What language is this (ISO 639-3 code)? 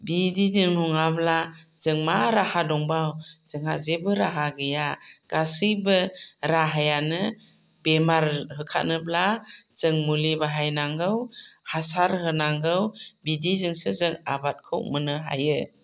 brx